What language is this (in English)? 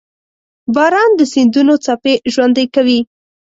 Pashto